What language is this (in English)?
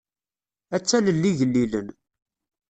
Kabyle